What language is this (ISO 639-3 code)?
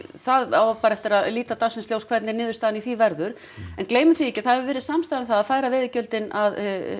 isl